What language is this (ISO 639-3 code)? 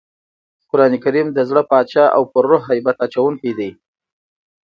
pus